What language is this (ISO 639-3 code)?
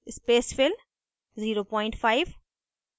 hin